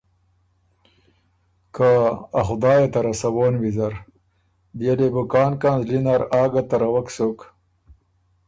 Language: Ormuri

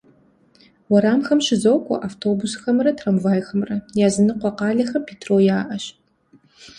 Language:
Kabardian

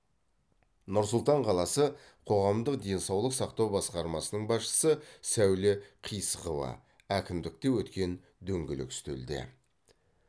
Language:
Kazakh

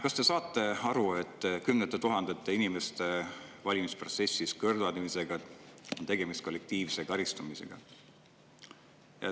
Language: Estonian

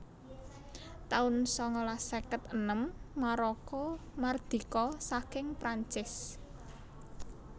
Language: Javanese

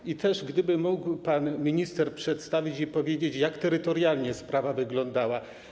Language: Polish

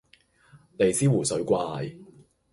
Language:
Cantonese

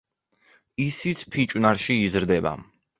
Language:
Georgian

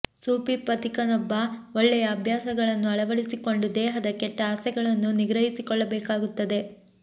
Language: Kannada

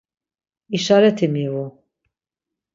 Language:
Laz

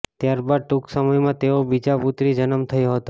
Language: Gujarati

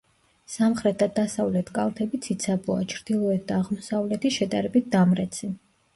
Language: Georgian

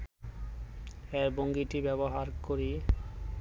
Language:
Bangla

